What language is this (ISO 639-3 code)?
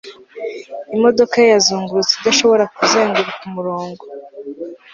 kin